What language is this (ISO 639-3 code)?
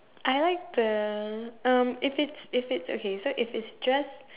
eng